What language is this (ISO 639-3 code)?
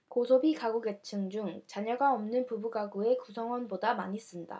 kor